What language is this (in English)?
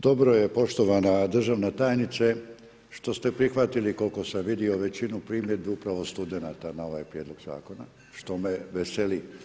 Croatian